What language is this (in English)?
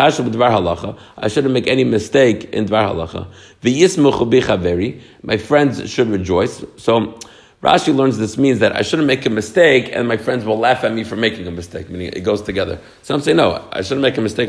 English